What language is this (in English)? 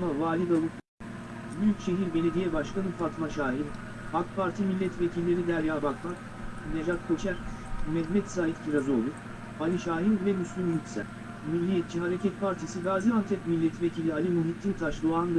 Turkish